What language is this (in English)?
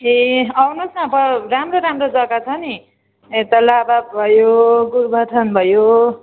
Nepali